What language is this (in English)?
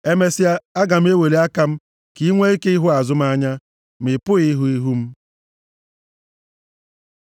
Igbo